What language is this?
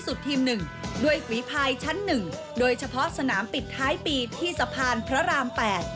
Thai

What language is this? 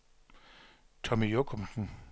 Danish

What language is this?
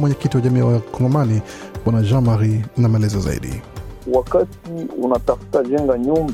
Swahili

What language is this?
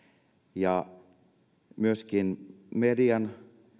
Finnish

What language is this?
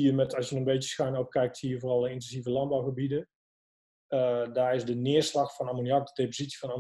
Dutch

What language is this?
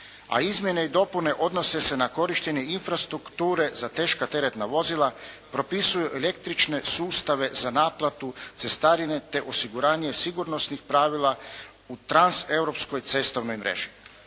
Croatian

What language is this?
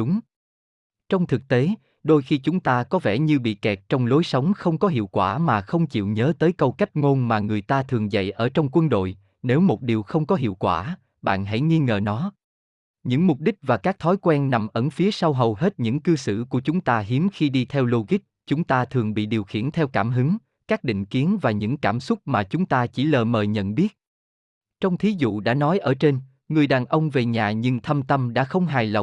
Vietnamese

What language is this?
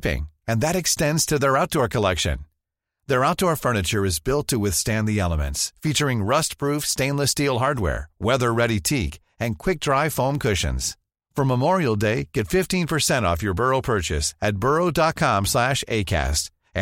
Persian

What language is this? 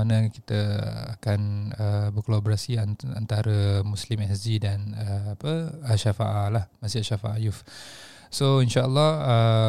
Malay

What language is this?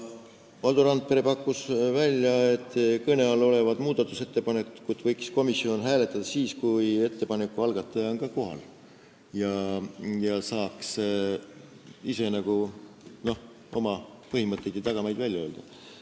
Estonian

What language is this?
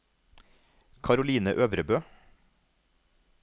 Norwegian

